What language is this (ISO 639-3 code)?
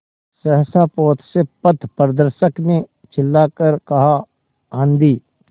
hin